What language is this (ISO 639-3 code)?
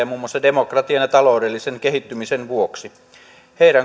fin